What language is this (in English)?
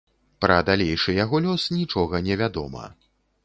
Belarusian